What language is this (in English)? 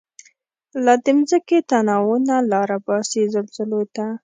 Pashto